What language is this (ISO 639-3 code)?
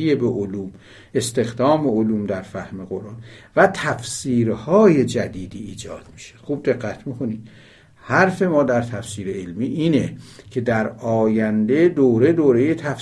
fas